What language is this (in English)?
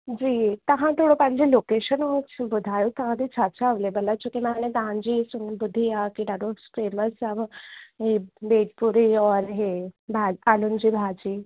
Sindhi